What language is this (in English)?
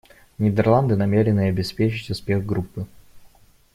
Russian